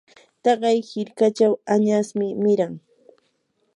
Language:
Yanahuanca Pasco Quechua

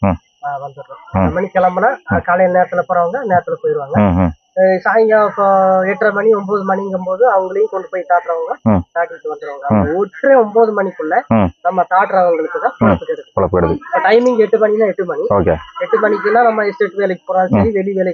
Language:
Tamil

